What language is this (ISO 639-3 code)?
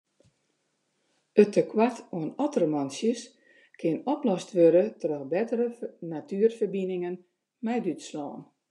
fry